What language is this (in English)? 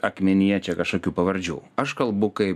Lithuanian